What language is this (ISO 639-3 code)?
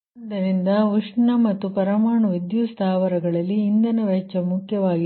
kan